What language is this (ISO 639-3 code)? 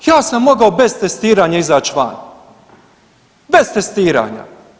hrv